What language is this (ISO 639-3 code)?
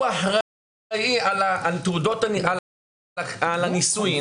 heb